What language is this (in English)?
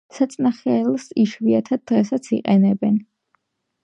Georgian